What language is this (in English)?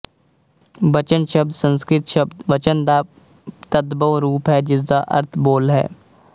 Punjabi